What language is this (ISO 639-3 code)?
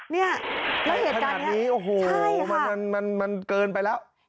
tha